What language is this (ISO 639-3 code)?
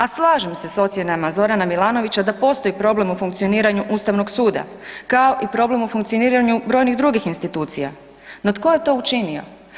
hrv